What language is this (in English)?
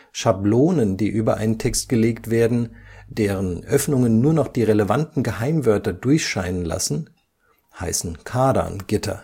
German